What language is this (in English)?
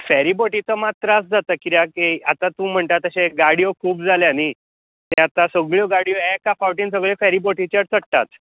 Konkani